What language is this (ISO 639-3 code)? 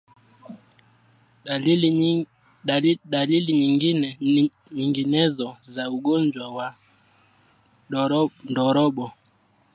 swa